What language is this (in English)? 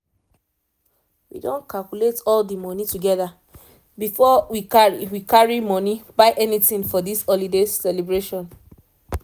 Nigerian Pidgin